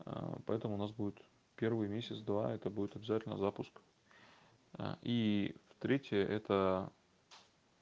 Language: Russian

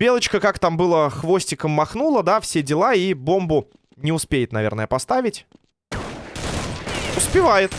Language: Russian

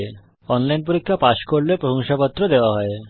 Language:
Bangla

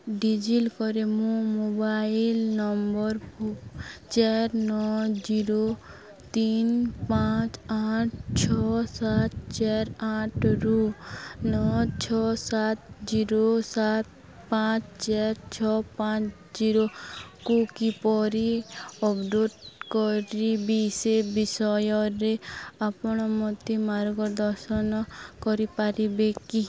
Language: Odia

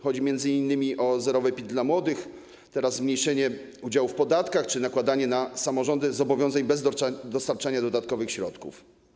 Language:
Polish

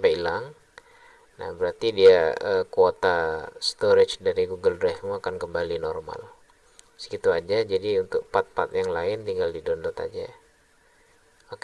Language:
Indonesian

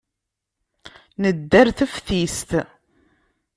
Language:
Kabyle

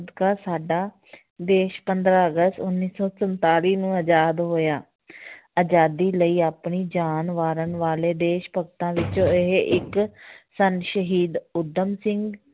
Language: Punjabi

